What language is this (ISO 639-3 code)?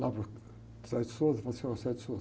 por